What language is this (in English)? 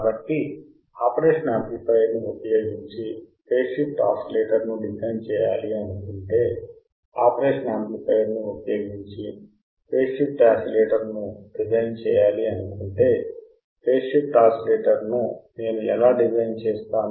Telugu